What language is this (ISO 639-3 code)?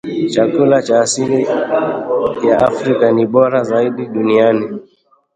swa